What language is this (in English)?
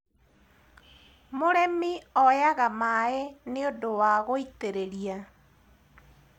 Kikuyu